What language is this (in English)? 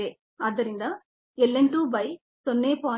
Kannada